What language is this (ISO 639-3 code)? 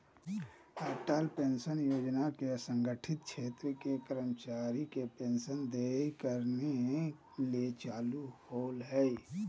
mag